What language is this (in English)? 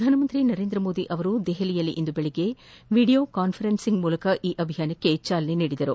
Kannada